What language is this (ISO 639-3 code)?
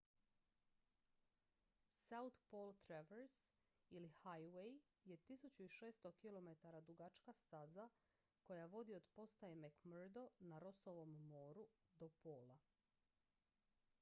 hrv